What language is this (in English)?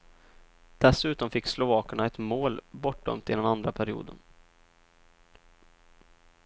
Swedish